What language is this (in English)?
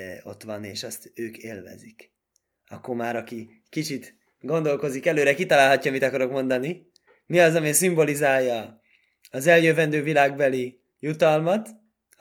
Hungarian